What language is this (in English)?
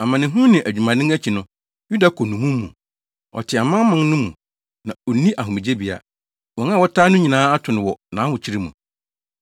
Akan